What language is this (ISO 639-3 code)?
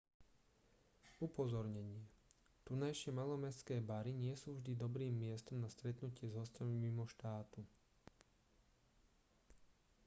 slk